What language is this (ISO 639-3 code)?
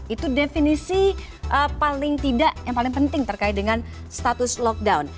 ind